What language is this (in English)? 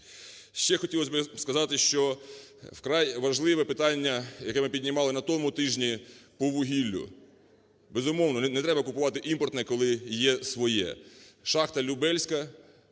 Ukrainian